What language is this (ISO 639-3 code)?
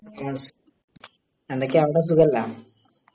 mal